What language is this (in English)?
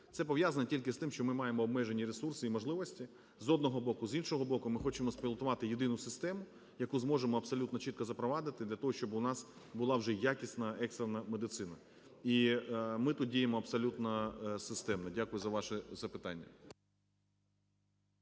Ukrainian